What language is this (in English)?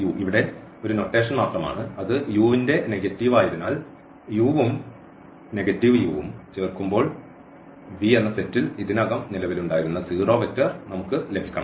Malayalam